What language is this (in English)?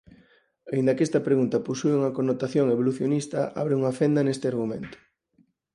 Galician